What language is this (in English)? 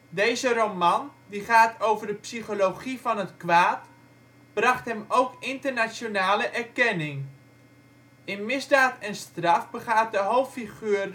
Dutch